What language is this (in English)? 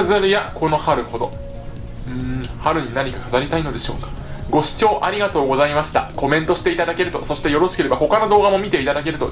Japanese